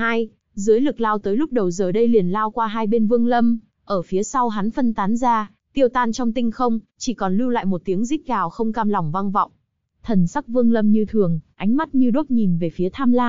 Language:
Vietnamese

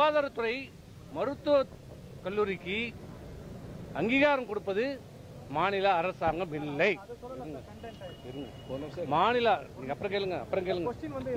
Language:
Romanian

